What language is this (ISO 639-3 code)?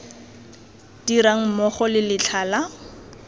tsn